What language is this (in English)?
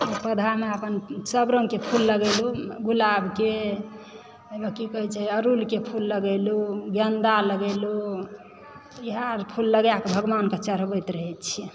Maithili